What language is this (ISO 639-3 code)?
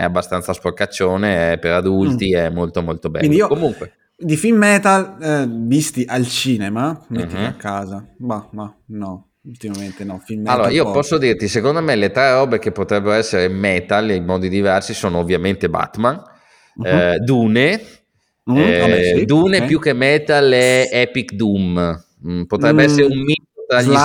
ita